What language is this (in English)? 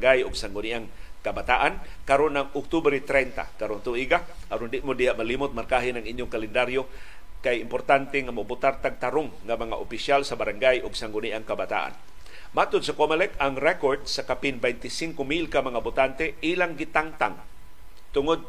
Filipino